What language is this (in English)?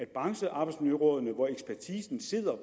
Danish